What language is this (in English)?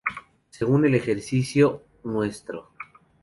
Spanish